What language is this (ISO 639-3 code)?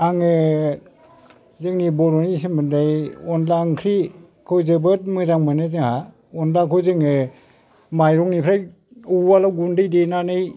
brx